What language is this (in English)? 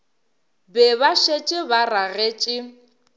Northern Sotho